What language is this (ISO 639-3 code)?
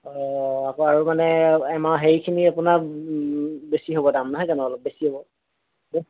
asm